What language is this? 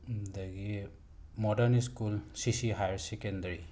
Manipuri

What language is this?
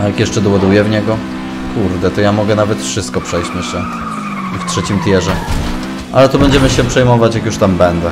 Polish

